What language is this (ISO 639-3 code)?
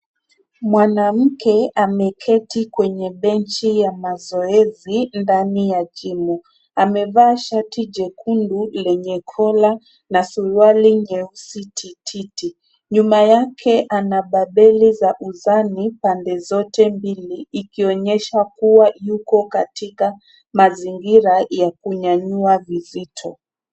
swa